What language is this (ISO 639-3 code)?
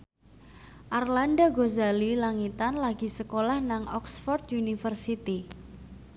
jav